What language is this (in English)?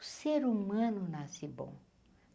Portuguese